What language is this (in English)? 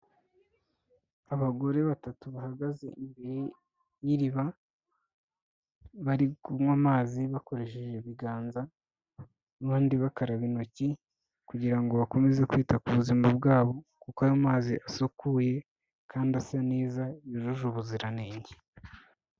Kinyarwanda